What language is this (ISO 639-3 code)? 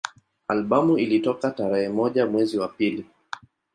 swa